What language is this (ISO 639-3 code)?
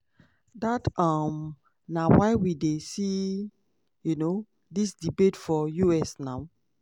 pcm